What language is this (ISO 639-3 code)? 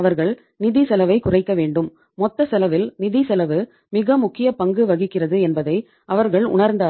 tam